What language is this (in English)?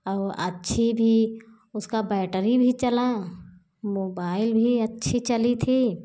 Hindi